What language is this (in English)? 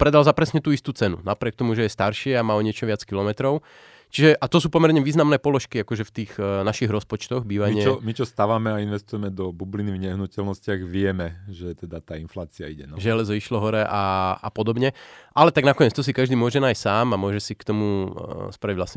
Slovak